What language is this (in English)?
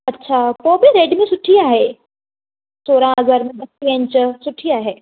Sindhi